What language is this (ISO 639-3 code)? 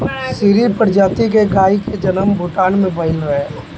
bho